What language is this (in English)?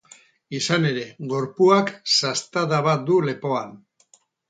Basque